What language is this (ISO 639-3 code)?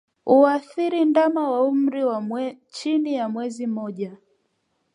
swa